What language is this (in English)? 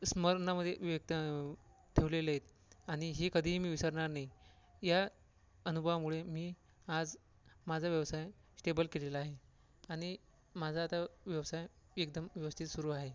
Marathi